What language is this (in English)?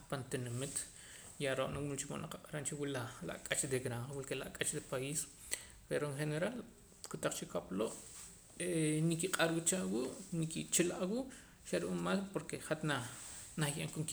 Poqomam